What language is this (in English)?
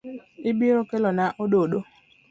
Luo (Kenya and Tanzania)